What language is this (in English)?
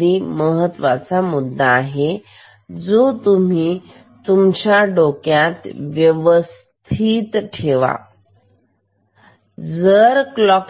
Marathi